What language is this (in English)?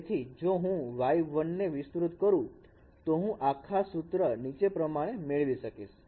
Gujarati